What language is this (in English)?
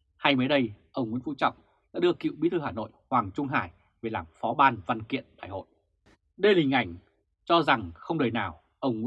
Vietnamese